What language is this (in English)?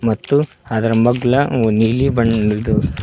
Kannada